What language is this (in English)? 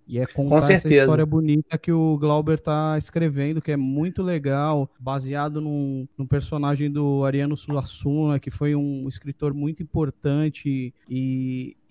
Portuguese